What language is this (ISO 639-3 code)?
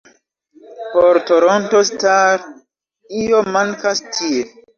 epo